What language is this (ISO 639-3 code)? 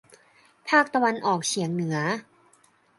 tha